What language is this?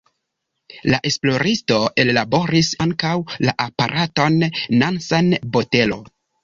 Esperanto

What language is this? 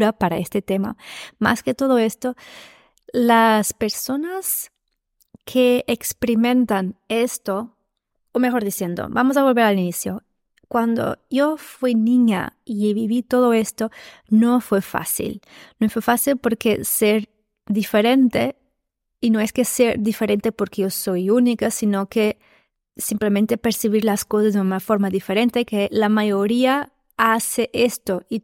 Spanish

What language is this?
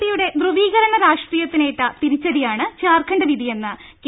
Malayalam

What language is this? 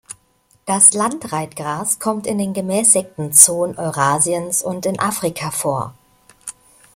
German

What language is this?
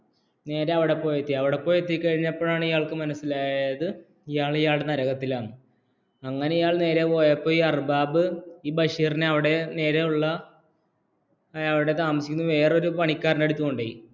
Malayalam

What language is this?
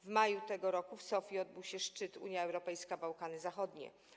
Polish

